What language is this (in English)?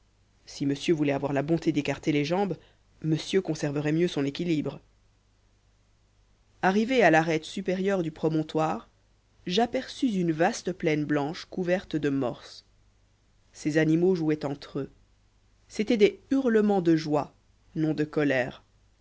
French